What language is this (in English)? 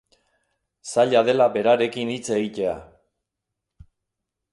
Basque